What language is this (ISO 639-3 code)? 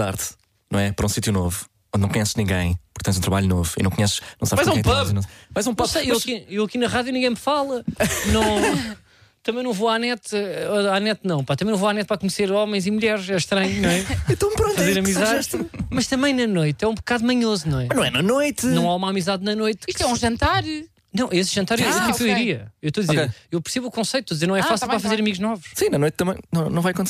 por